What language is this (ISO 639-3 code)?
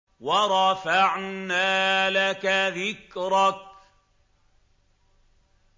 ara